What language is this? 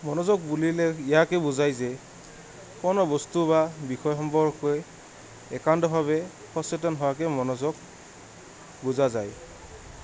Assamese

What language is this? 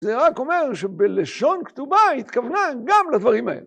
Hebrew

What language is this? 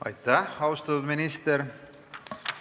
Estonian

